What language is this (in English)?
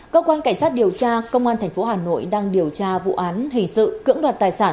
Vietnamese